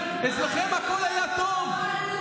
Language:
Hebrew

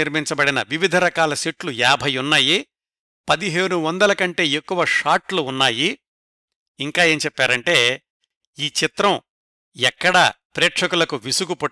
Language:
Telugu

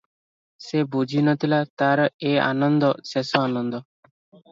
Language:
Odia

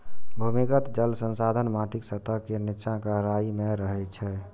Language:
Maithili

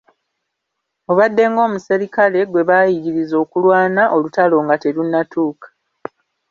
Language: Ganda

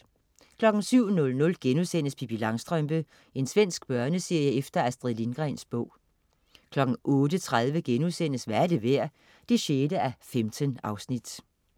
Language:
Danish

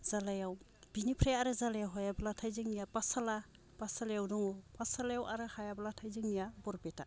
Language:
Bodo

